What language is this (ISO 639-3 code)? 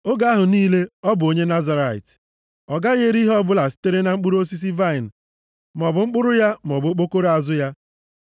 ibo